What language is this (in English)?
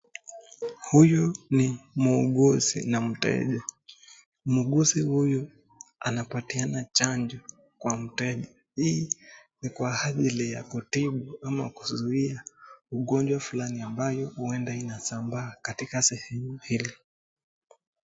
Swahili